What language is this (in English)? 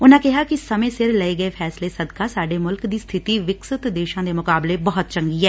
Punjabi